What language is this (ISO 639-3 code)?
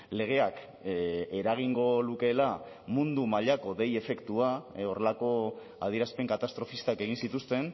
eus